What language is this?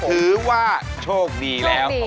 Thai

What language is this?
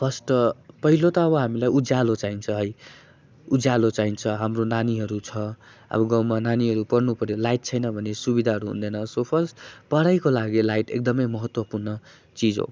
Nepali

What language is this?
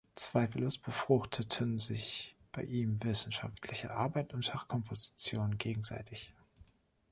German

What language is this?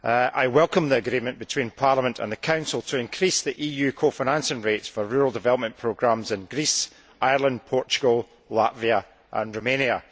English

